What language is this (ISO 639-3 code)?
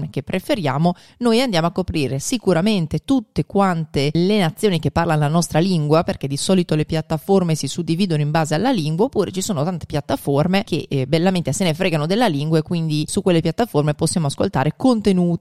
ita